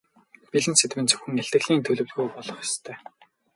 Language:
Mongolian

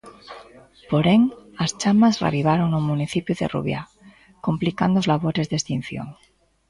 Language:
Galician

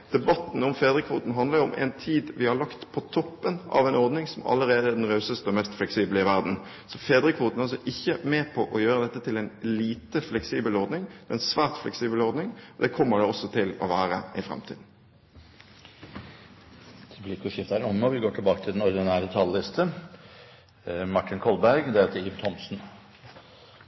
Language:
Norwegian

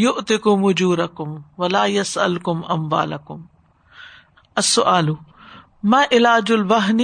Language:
Urdu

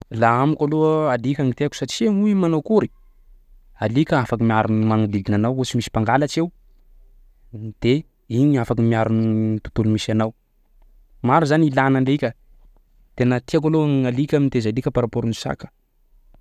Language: Sakalava Malagasy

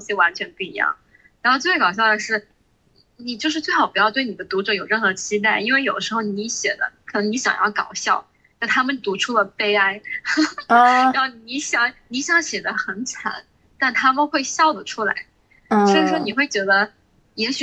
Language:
Chinese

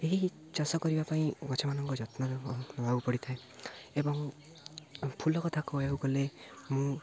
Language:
Odia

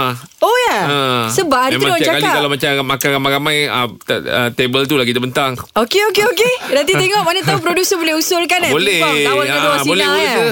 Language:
Malay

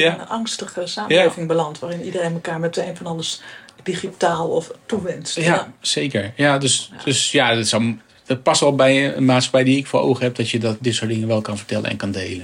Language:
Dutch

